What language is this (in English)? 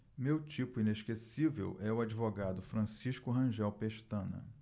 Portuguese